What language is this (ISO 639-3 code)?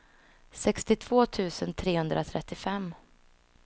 swe